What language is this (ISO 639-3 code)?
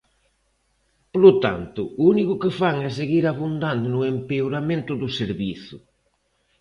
glg